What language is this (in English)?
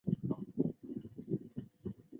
Chinese